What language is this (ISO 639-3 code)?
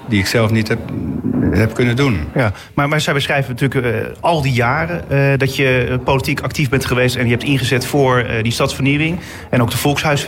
nld